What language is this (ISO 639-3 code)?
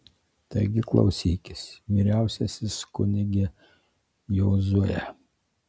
lit